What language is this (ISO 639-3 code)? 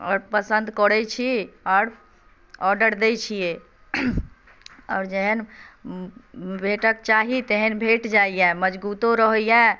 mai